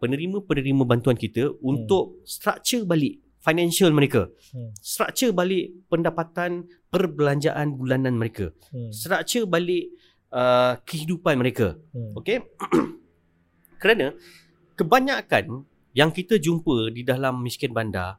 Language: Malay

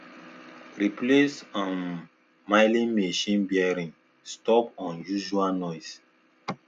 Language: Nigerian Pidgin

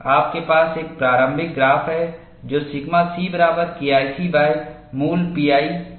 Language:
Hindi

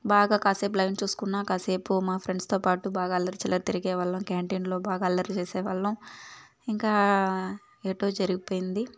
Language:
Telugu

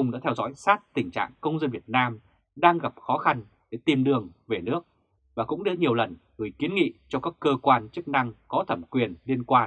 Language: Vietnamese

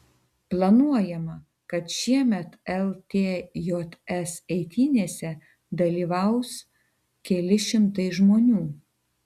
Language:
Lithuanian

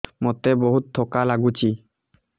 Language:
Odia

